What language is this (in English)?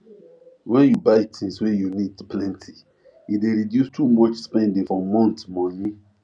Nigerian Pidgin